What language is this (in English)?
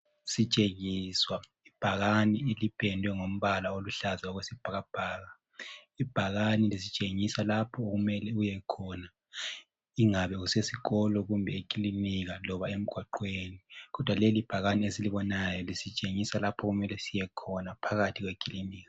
North Ndebele